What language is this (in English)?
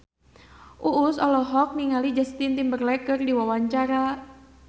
Sundanese